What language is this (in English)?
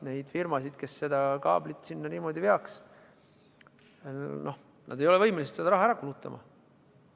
Estonian